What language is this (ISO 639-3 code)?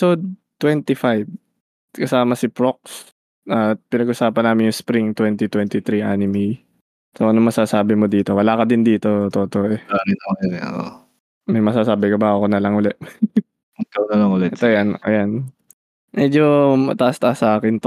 fil